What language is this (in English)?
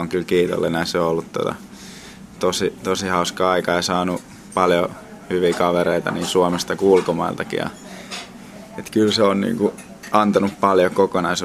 Finnish